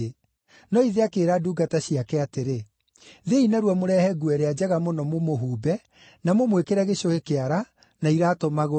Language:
Kikuyu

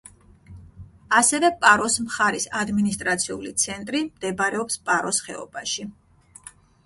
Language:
Georgian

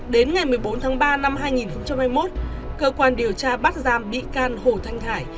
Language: Vietnamese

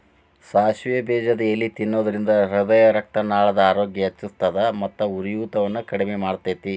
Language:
Kannada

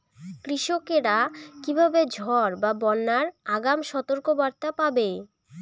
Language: Bangla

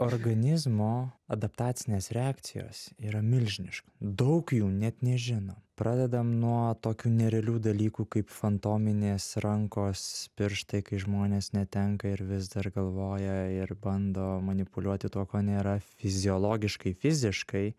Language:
Lithuanian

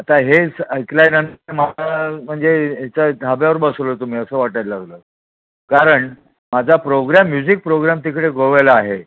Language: Marathi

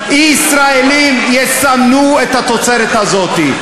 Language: Hebrew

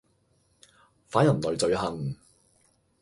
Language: Cantonese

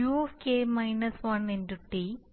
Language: Malayalam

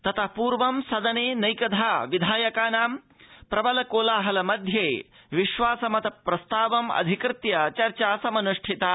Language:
Sanskrit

